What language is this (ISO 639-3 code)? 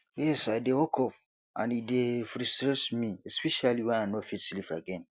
pcm